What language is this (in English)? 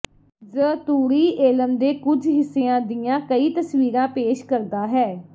Punjabi